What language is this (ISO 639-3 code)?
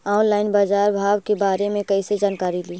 mag